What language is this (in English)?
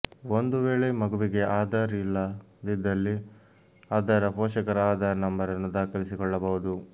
Kannada